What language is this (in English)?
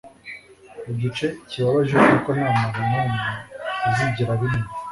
Kinyarwanda